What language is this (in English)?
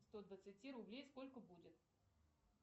Russian